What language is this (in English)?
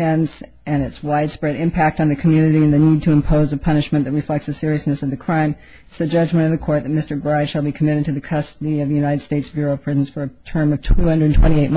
English